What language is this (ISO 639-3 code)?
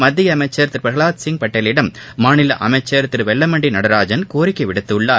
tam